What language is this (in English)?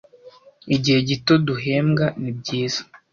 Kinyarwanda